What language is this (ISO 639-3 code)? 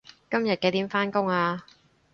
yue